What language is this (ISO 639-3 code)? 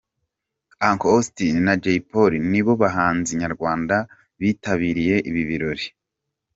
kin